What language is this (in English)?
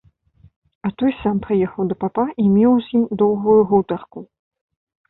Belarusian